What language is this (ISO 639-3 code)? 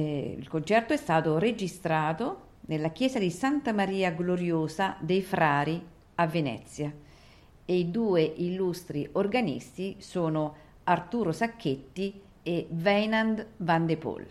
ita